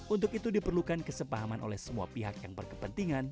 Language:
Indonesian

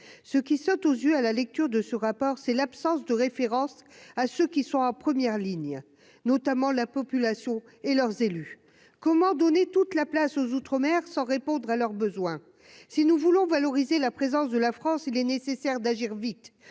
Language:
French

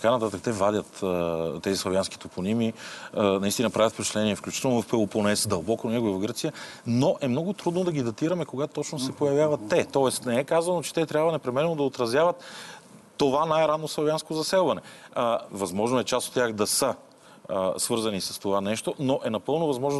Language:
Bulgarian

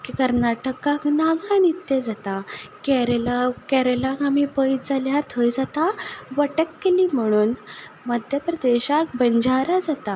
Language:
Konkani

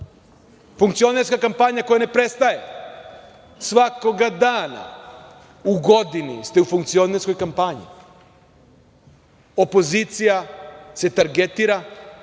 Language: Serbian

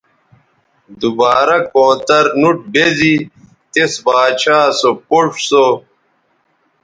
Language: Bateri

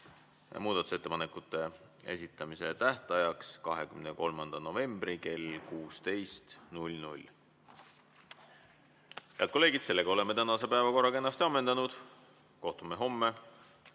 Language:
Estonian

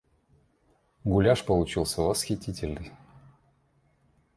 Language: Russian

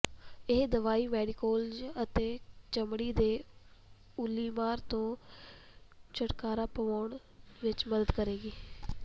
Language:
Punjabi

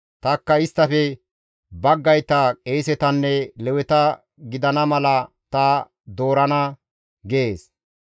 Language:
Gamo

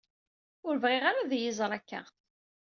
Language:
Kabyle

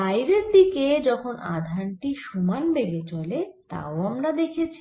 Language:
Bangla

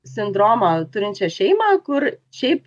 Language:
Lithuanian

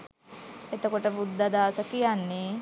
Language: Sinhala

